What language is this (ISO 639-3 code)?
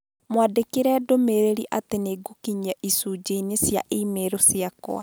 kik